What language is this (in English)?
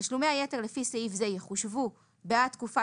Hebrew